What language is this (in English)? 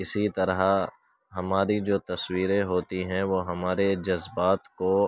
Urdu